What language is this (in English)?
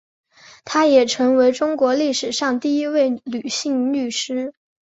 Chinese